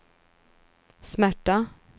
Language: Swedish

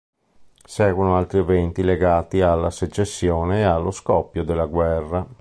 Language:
Italian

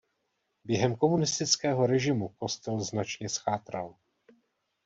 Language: Czech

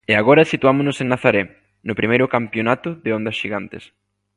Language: Galician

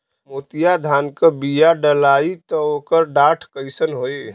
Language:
Bhojpuri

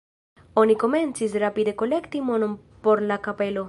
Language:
Esperanto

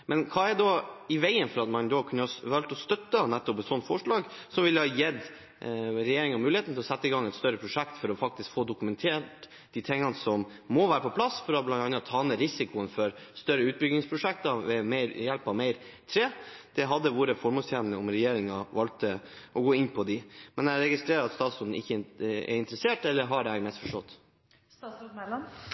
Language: Norwegian Bokmål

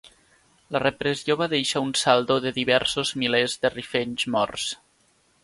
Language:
Catalan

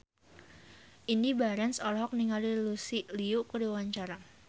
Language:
Sundanese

